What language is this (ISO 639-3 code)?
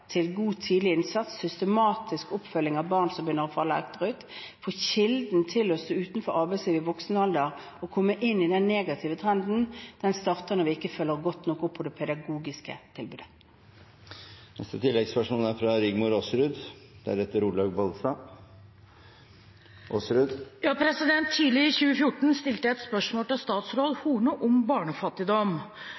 nor